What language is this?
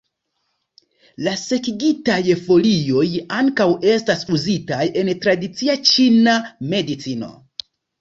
Esperanto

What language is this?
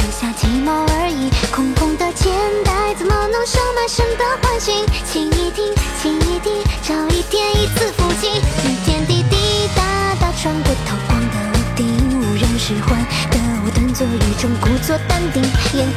Chinese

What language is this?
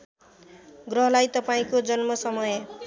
Nepali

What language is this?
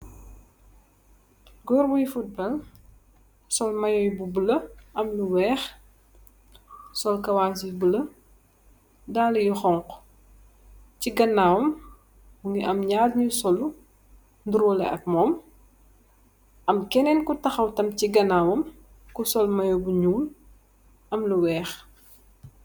Wolof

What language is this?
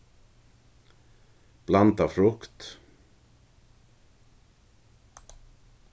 Faroese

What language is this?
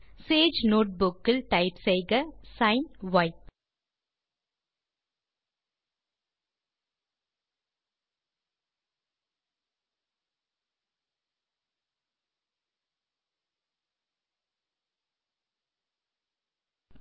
Tamil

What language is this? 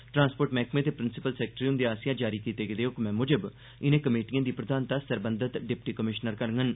Dogri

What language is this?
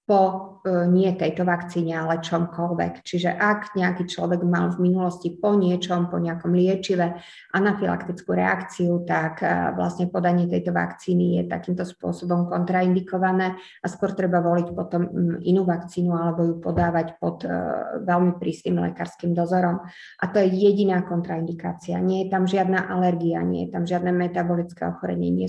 Slovak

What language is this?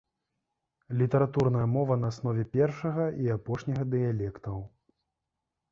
Belarusian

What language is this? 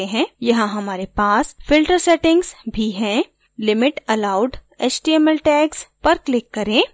Hindi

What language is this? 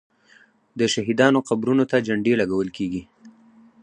Pashto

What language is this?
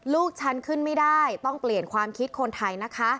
Thai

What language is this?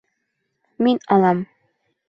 Bashkir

